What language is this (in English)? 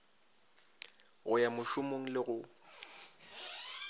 Northern Sotho